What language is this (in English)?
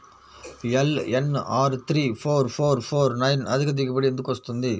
Telugu